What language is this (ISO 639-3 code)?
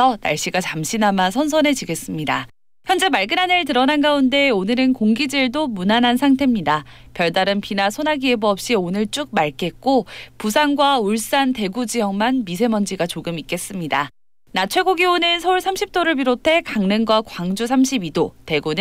kor